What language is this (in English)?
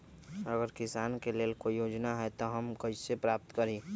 Magahi